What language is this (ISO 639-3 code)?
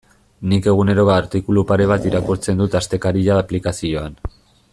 eus